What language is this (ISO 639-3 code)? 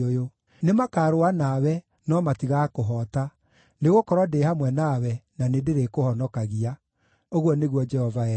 kik